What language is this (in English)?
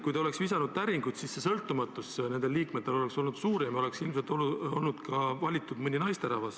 Estonian